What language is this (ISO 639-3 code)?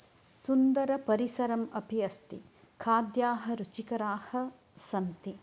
san